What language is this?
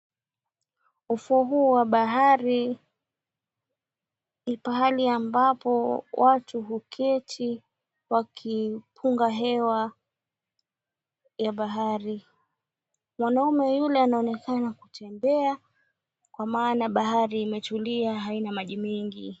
Swahili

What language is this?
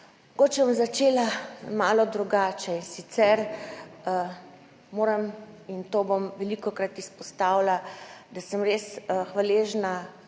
Slovenian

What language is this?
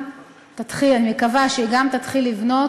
Hebrew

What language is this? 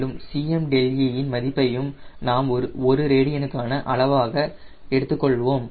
Tamil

